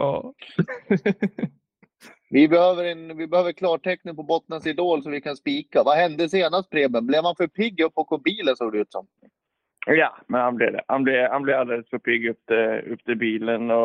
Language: Swedish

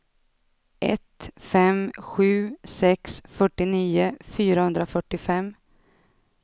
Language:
Swedish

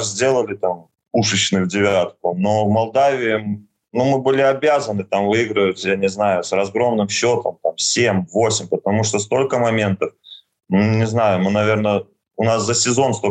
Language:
Russian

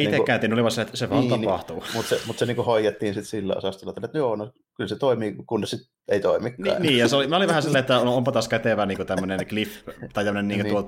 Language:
Finnish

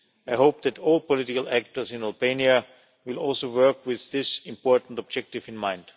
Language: English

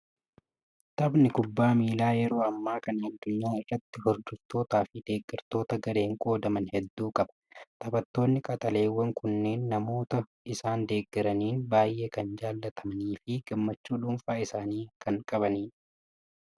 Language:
Oromo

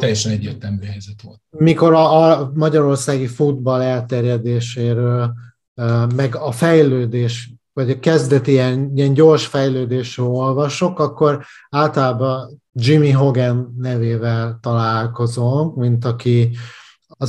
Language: Hungarian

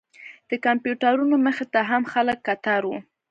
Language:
Pashto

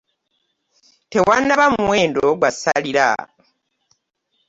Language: Ganda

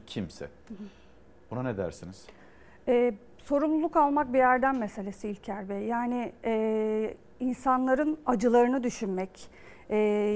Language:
Turkish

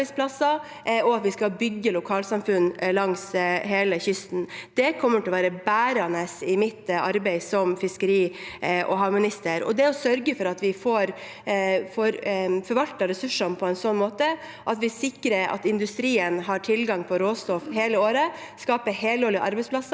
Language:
Norwegian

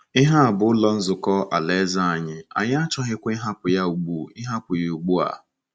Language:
Igbo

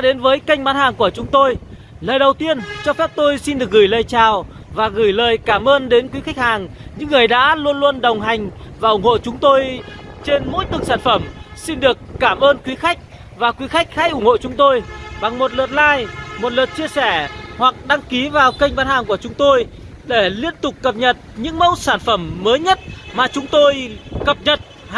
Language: Vietnamese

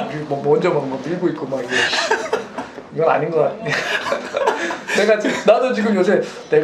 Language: Korean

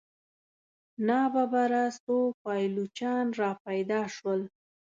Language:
Pashto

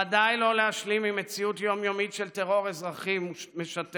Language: Hebrew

